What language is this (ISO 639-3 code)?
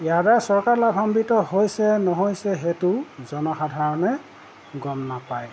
asm